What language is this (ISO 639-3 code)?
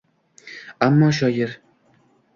uzb